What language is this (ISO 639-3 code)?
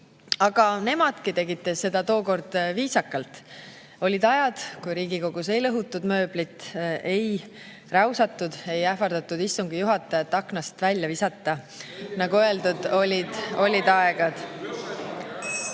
est